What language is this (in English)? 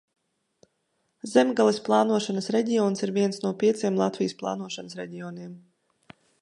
Latvian